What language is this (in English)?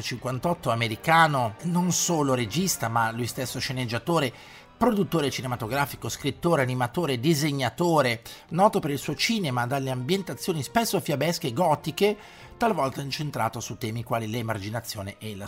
Italian